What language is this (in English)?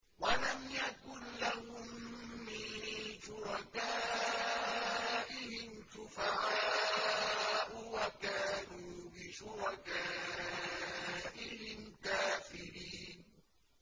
Arabic